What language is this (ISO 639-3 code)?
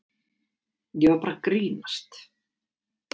isl